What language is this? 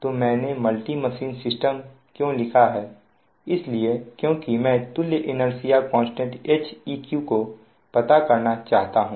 Hindi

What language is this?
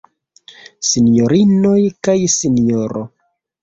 Esperanto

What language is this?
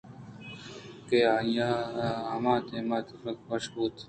Eastern Balochi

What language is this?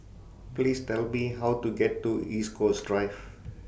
English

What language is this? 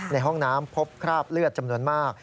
Thai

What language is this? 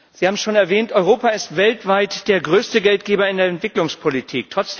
German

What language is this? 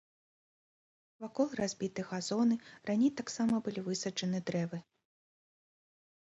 Belarusian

